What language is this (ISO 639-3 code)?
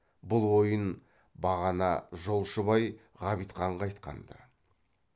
kaz